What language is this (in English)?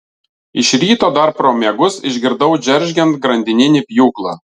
Lithuanian